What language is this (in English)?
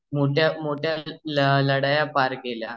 Marathi